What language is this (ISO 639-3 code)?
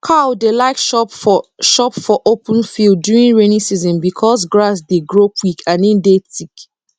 pcm